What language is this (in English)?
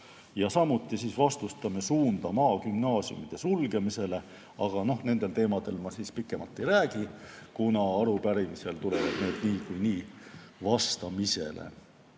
Estonian